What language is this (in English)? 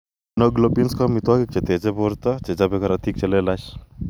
Kalenjin